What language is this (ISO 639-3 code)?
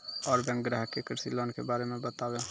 mai